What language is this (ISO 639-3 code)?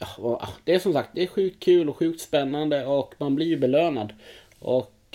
swe